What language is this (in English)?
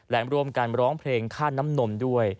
Thai